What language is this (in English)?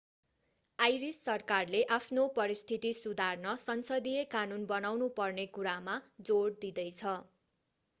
Nepali